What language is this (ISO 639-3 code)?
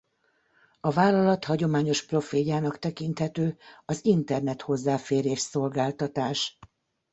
hun